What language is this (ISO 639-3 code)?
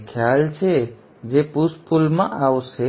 guj